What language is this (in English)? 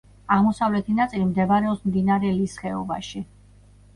Georgian